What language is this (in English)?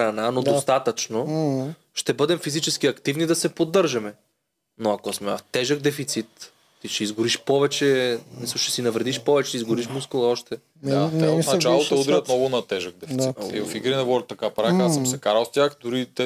Bulgarian